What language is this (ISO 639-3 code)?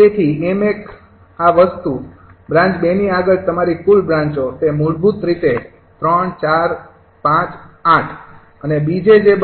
guj